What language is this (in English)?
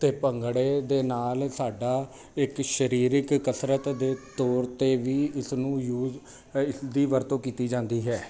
Punjabi